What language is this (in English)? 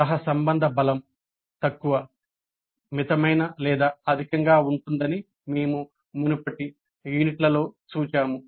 Telugu